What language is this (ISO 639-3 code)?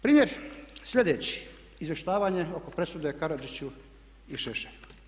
hrv